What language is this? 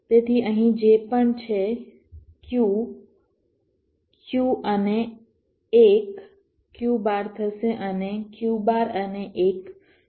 Gujarati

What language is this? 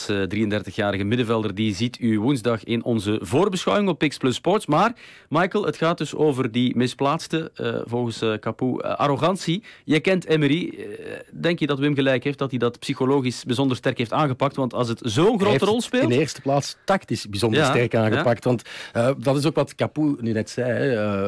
Dutch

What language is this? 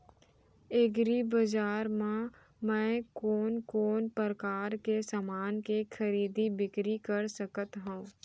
Chhattisgarhi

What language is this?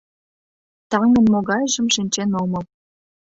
Mari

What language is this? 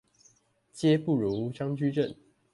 Chinese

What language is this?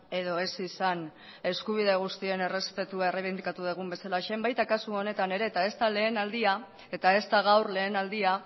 Basque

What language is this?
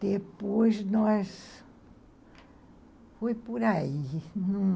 Portuguese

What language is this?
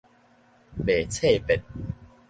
Min Nan Chinese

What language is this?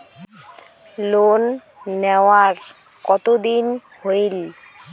Bangla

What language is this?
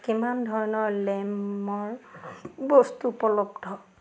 Assamese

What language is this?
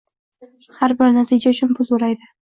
Uzbek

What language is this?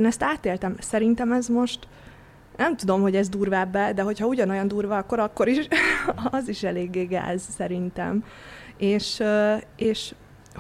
Hungarian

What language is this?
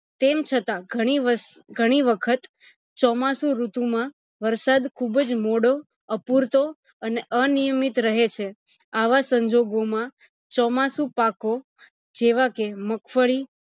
Gujarati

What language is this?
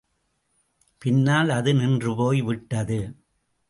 Tamil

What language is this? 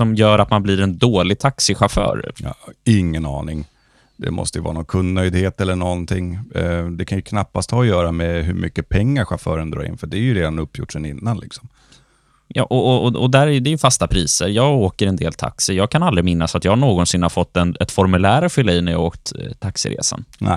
Swedish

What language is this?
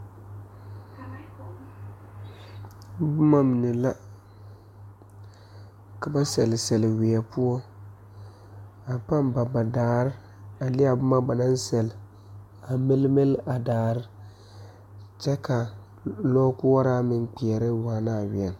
Southern Dagaare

